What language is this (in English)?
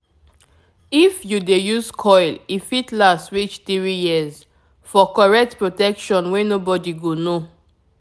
Nigerian Pidgin